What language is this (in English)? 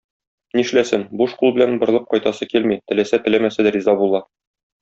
Tatar